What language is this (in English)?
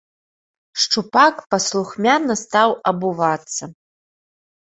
Belarusian